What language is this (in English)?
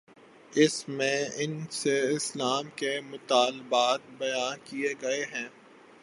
Urdu